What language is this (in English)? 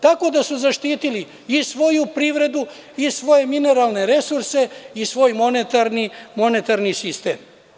Serbian